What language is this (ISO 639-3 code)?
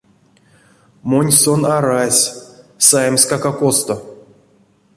myv